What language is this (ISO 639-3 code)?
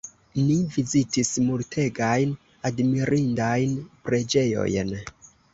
epo